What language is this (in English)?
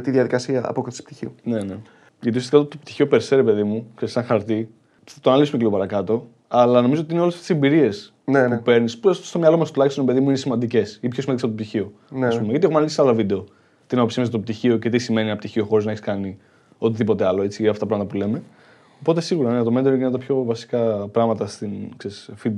Greek